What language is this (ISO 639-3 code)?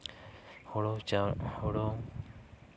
sat